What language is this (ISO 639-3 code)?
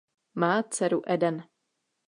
ces